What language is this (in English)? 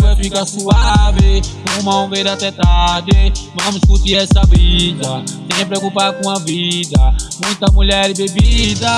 Portuguese